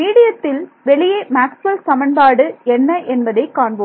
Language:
Tamil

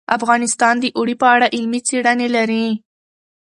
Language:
Pashto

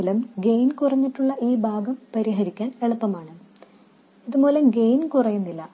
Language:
Malayalam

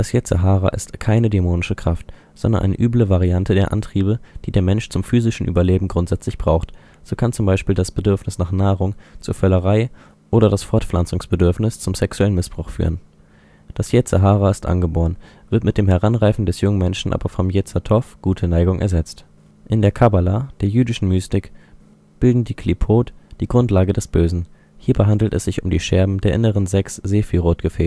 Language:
German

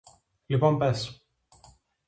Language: Greek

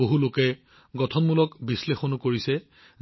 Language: Assamese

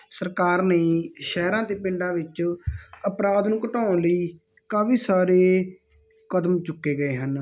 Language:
Punjabi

